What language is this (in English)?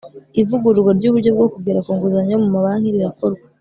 Kinyarwanda